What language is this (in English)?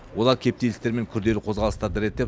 Kazakh